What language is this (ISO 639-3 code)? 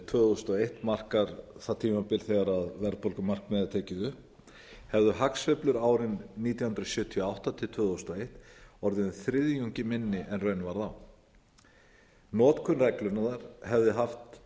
isl